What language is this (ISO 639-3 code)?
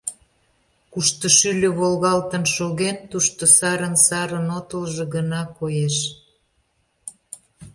chm